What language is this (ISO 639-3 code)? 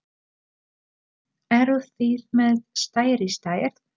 isl